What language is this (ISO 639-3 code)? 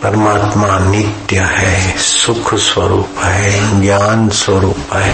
hin